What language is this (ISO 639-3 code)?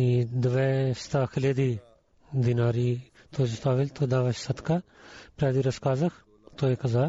bul